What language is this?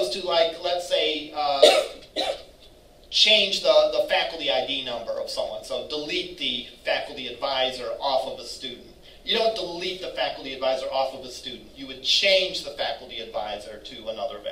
English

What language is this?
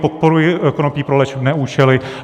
Czech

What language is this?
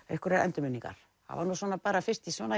Icelandic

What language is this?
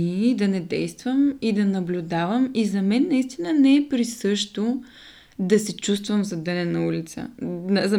Bulgarian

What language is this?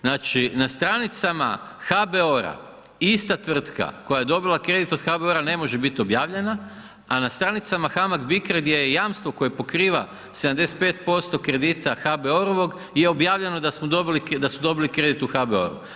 Croatian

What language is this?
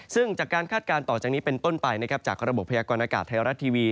Thai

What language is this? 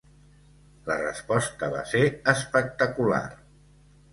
Catalan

